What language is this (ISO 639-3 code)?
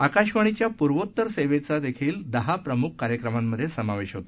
mar